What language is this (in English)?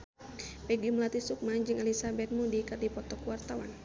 Sundanese